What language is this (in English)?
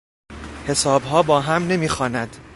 Persian